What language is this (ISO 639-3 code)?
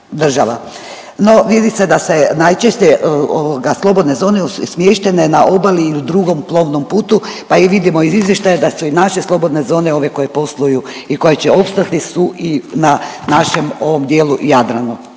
hrv